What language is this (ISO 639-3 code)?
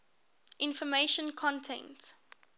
eng